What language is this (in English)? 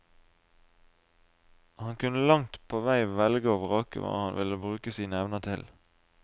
Norwegian